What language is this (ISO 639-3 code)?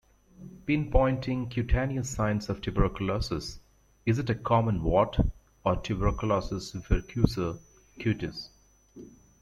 eng